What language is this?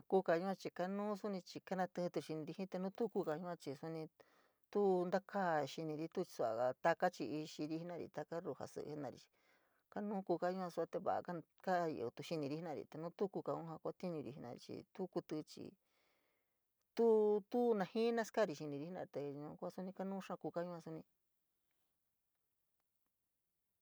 San Miguel El Grande Mixtec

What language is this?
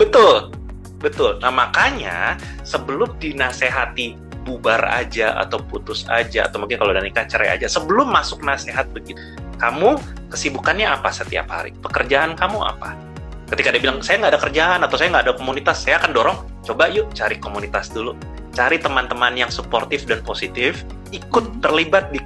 Indonesian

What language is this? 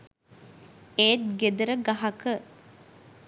Sinhala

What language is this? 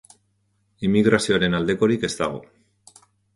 Basque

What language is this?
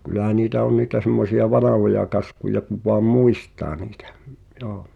Finnish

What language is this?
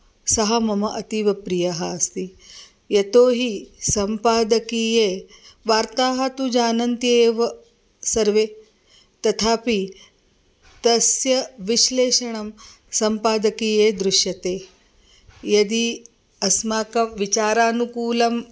Sanskrit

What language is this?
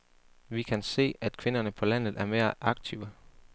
Danish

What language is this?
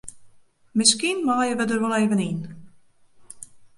Western Frisian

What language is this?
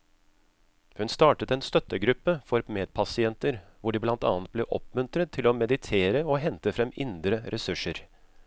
Norwegian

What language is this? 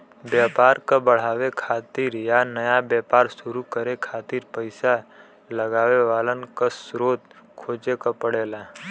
Bhojpuri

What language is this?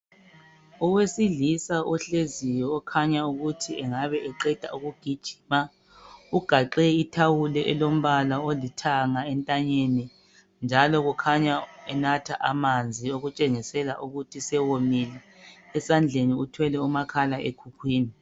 North Ndebele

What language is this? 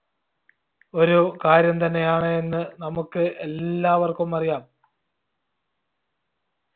Malayalam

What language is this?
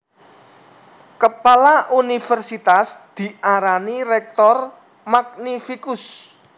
Javanese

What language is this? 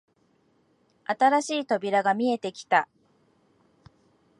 Japanese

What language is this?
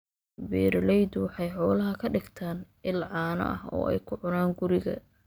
Somali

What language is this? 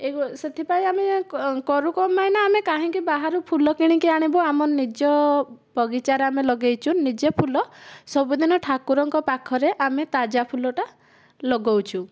Odia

